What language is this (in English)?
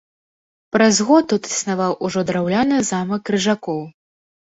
Belarusian